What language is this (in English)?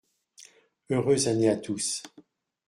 French